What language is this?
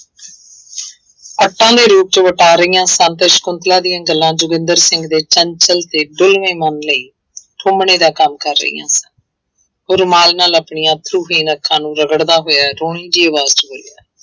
Punjabi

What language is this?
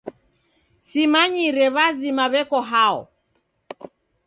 Taita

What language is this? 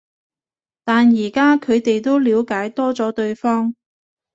Cantonese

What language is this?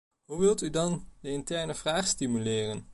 Dutch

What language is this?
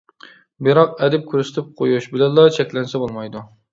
Uyghur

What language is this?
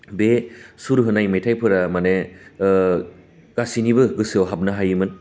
Bodo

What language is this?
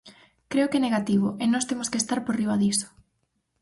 Galician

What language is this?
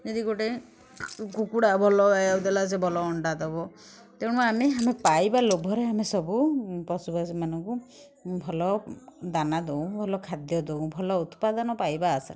Odia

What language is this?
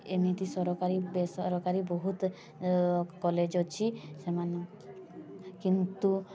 Odia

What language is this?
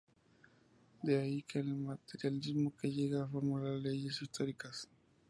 Spanish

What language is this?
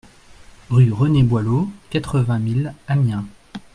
French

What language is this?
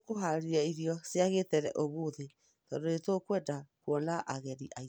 Kikuyu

